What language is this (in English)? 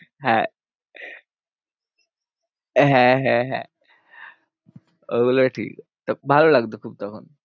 Bangla